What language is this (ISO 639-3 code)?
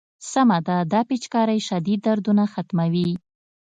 pus